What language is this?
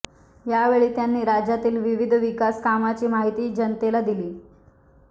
Marathi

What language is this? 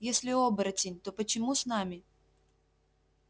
Russian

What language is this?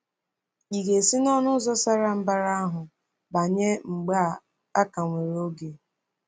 Igbo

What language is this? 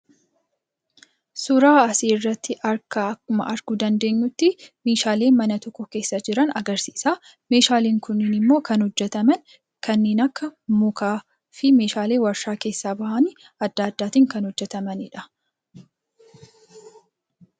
Oromo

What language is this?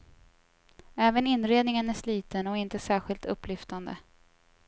Swedish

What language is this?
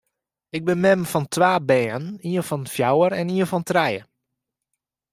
Western Frisian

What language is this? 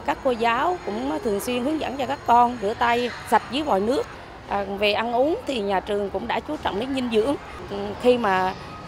Vietnamese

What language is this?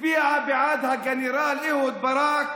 Hebrew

